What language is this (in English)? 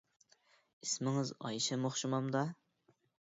Uyghur